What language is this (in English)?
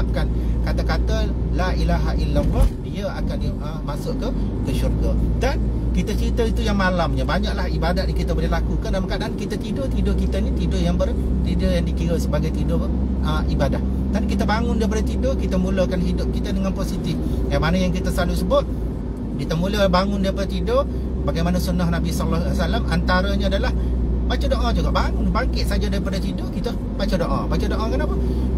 Malay